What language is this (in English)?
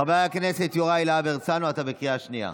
Hebrew